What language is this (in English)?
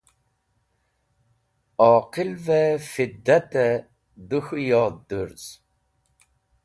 Wakhi